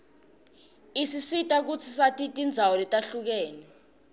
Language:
Swati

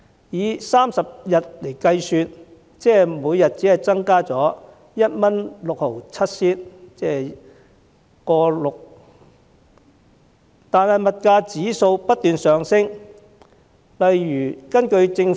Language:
Cantonese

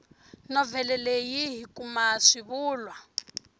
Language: Tsonga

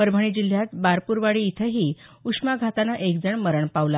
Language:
Marathi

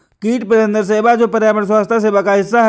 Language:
Hindi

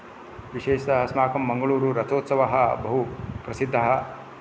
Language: Sanskrit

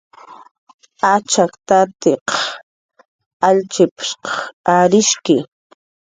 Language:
Jaqaru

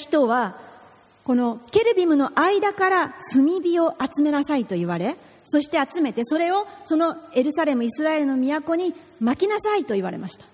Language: Japanese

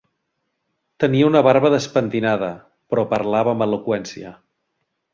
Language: Catalan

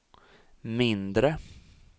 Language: Swedish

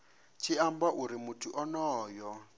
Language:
Venda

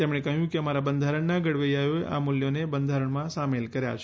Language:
Gujarati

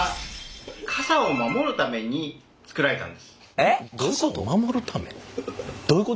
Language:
Japanese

